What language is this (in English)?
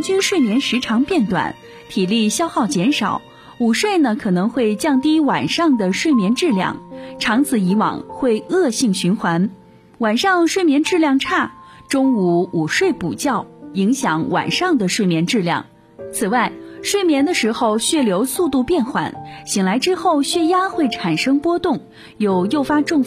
Chinese